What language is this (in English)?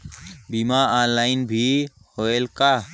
Chhattisgarhi